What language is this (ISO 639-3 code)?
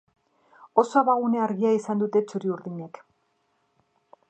eus